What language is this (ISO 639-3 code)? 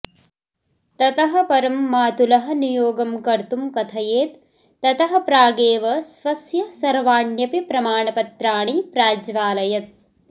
san